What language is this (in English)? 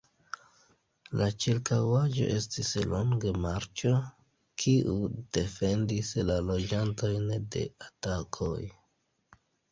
Esperanto